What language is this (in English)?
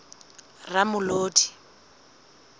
Southern Sotho